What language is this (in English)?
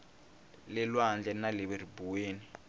Tsonga